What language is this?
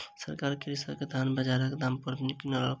Maithili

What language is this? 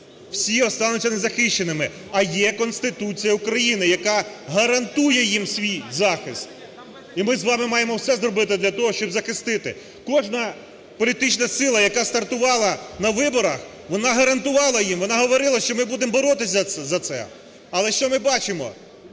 Ukrainian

